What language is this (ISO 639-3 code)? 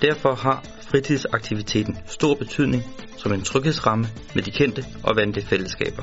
dan